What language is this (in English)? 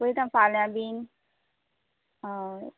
Konkani